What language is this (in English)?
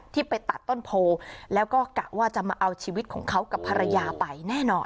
Thai